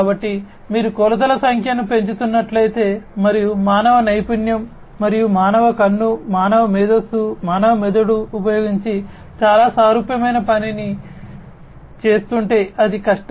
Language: Telugu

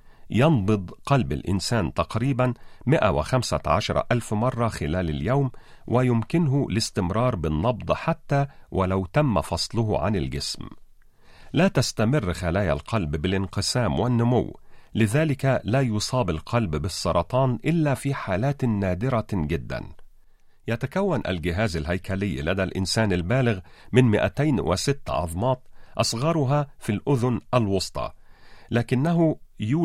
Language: Arabic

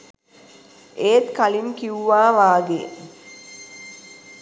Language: Sinhala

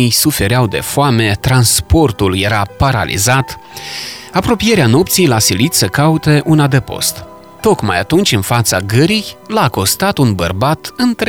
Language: Romanian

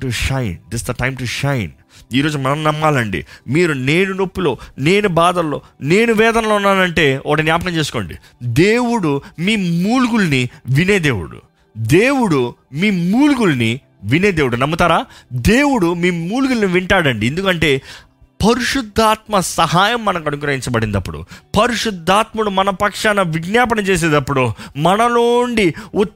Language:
Telugu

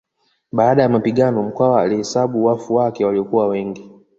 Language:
Swahili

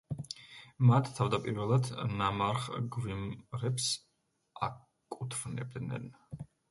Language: Georgian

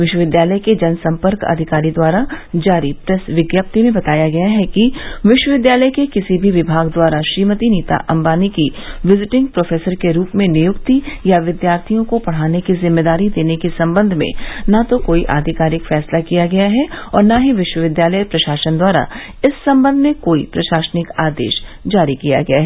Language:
Hindi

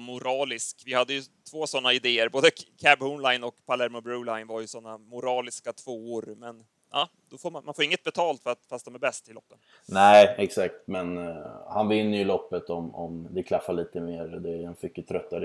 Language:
Swedish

